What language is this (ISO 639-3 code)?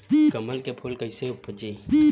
bho